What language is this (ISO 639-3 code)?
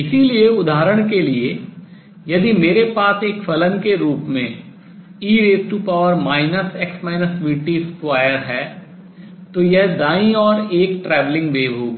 hin